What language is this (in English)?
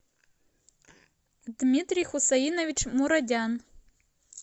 Russian